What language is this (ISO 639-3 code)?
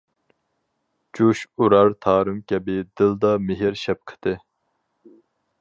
uig